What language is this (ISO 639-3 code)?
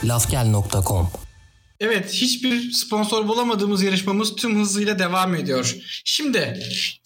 tur